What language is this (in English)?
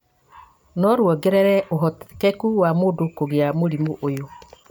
Kikuyu